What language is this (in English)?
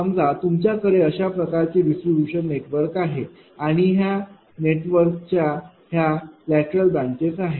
Marathi